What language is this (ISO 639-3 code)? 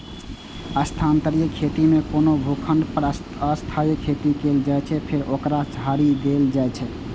mai